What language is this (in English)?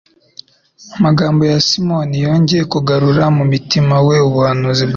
Kinyarwanda